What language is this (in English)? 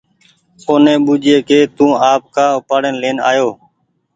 Goaria